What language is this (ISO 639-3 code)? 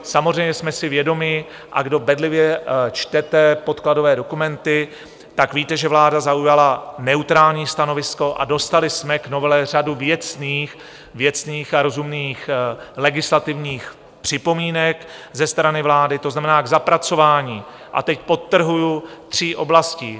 ces